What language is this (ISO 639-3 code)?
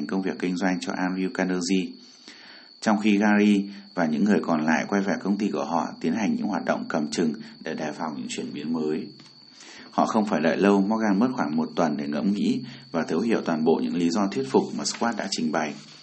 vie